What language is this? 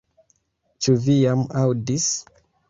Esperanto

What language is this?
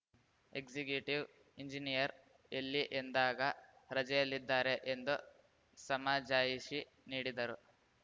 Kannada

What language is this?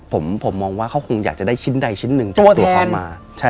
Thai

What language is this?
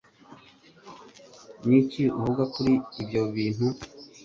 Kinyarwanda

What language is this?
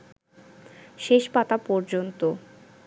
Bangla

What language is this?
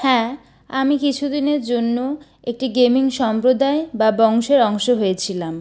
Bangla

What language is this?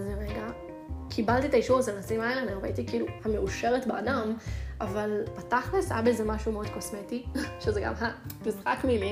Hebrew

